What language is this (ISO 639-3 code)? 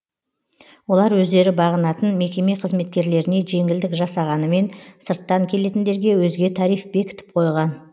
kaz